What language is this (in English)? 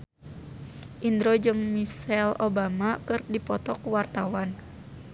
Sundanese